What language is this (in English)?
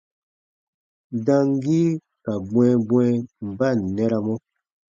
Baatonum